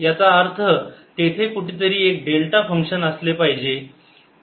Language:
Marathi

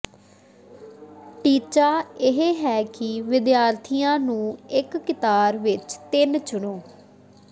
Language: Punjabi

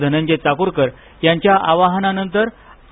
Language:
Marathi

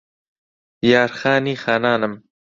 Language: Central Kurdish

